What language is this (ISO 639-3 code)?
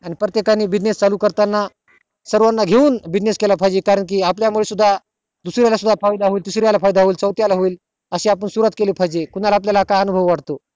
mar